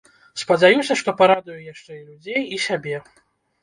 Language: Belarusian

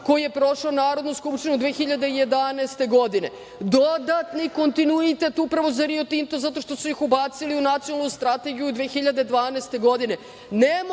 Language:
Serbian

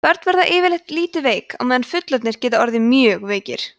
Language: Icelandic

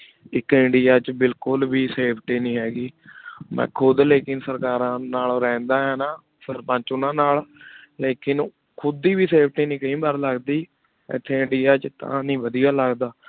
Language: Punjabi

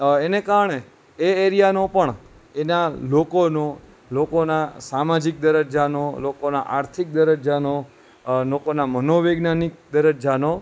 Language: Gujarati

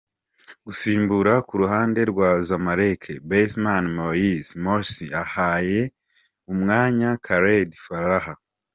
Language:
Kinyarwanda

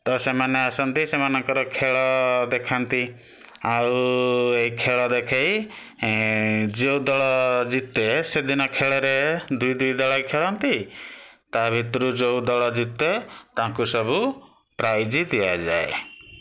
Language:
Odia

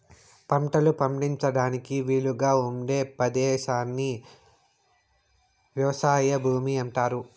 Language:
Telugu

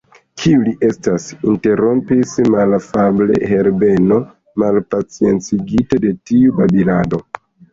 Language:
Esperanto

